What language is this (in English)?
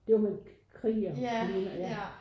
Danish